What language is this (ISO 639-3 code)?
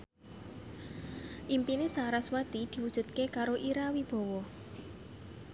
jav